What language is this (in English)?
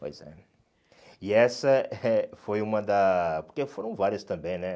Portuguese